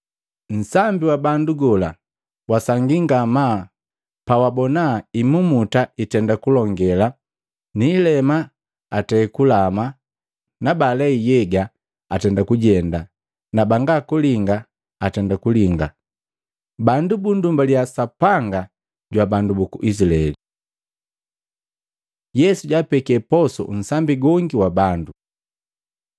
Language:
Matengo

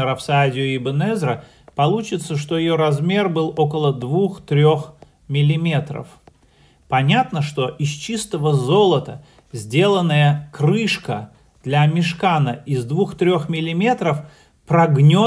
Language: Russian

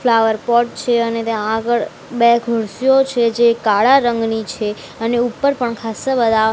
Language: Gujarati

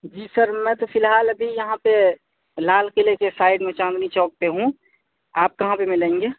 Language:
Urdu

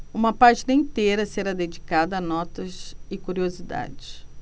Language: Portuguese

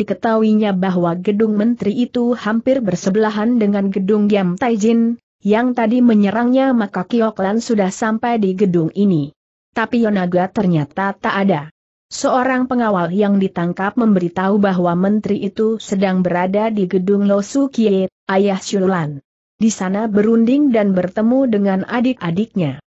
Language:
Indonesian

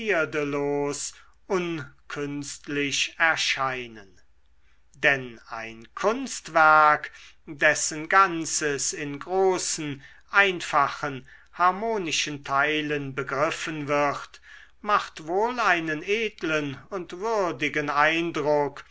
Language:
German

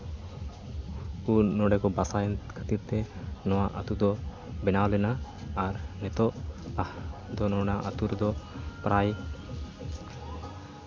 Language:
Santali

